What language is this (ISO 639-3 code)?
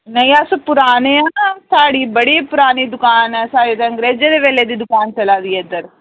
doi